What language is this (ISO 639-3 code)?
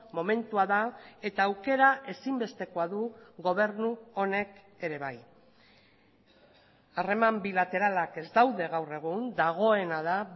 eus